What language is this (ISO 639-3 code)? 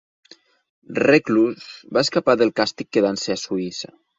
cat